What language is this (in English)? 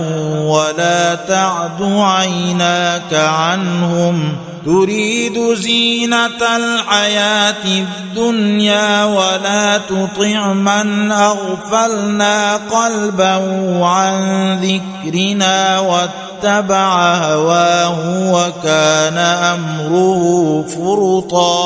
Arabic